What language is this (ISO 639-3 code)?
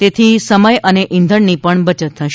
guj